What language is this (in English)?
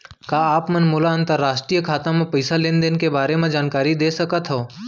Chhattisgarhi